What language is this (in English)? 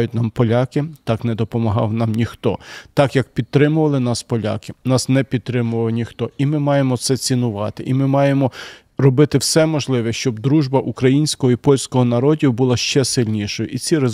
Ukrainian